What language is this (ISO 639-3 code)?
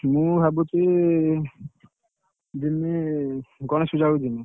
ori